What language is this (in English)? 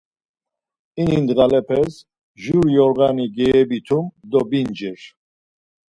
Laz